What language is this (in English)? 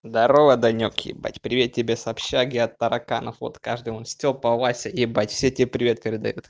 Russian